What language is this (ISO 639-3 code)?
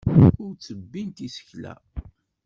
kab